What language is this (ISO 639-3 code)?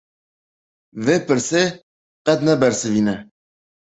kur